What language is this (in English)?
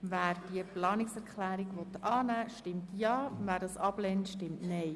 Swiss German